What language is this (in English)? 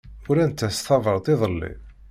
Kabyle